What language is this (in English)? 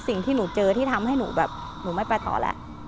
Thai